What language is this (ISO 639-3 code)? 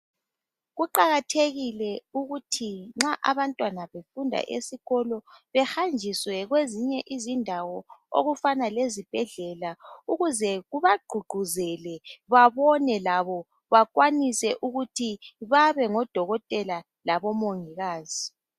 nde